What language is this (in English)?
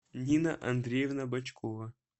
Russian